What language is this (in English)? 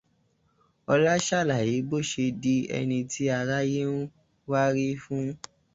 Yoruba